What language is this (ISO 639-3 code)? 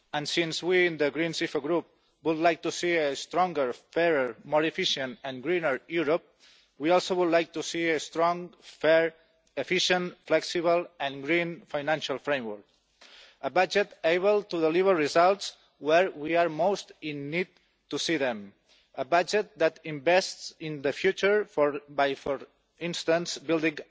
eng